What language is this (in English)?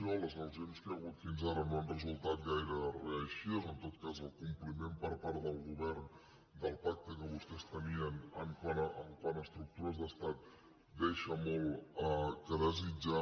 Catalan